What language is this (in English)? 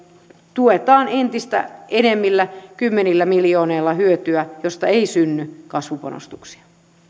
Finnish